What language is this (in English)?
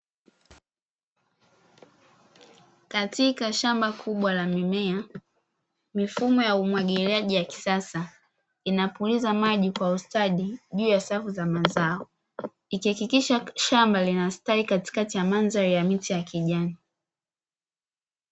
Swahili